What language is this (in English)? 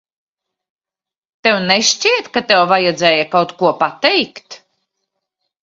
Latvian